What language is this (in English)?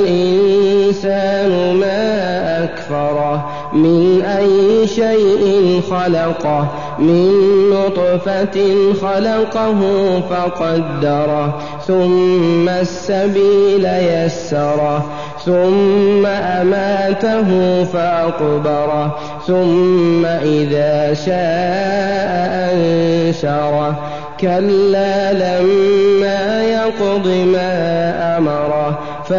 Arabic